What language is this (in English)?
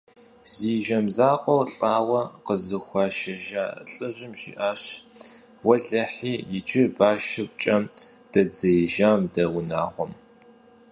Kabardian